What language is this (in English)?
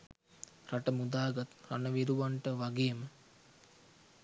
Sinhala